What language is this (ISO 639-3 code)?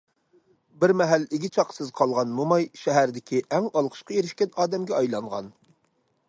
uig